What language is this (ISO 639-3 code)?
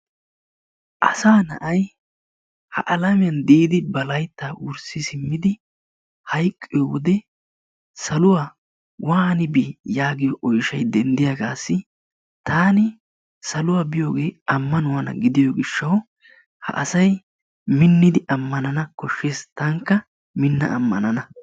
wal